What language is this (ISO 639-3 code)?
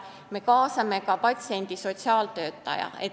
est